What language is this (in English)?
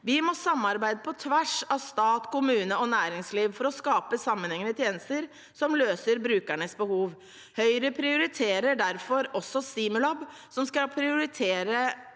Norwegian